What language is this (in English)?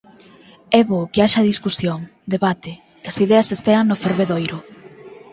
Galician